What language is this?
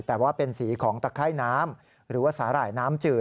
Thai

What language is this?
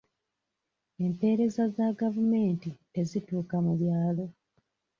Ganda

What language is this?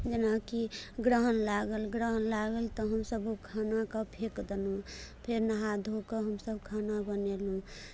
Maithili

